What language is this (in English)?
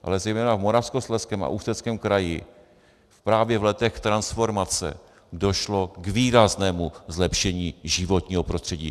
Czech